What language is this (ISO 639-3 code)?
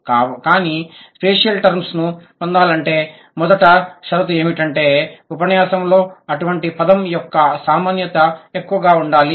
tel